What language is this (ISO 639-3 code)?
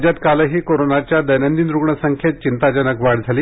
mar